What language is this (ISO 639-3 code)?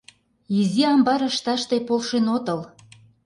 chm